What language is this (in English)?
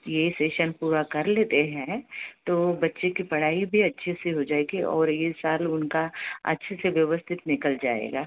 Hindi